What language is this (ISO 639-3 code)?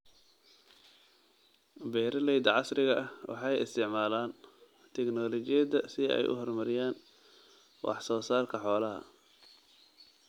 som